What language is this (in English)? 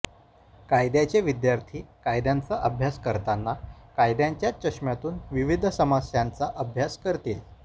Marathi